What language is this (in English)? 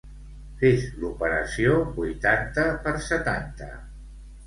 Catalan